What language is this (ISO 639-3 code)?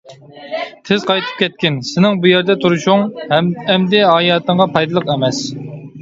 uig